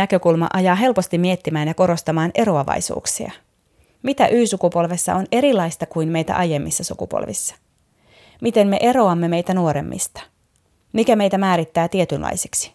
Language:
Finnish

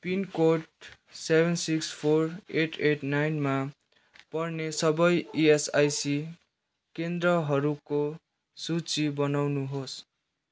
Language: Nepali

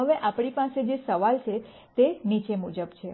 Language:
Gujarati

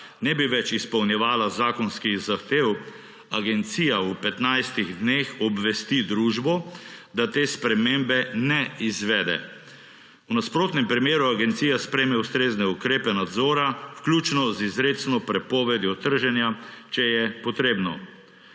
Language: Slovenian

